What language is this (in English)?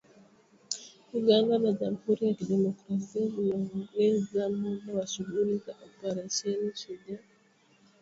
Swahili